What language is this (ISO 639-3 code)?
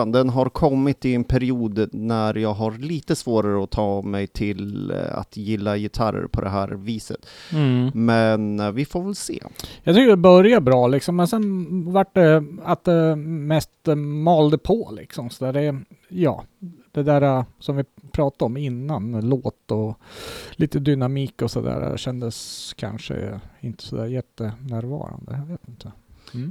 swe